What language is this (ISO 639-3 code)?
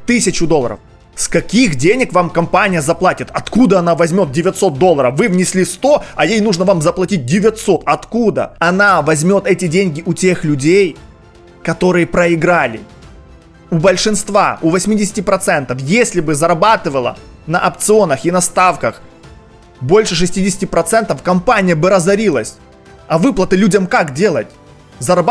rus